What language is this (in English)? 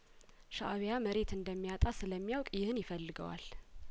Amharic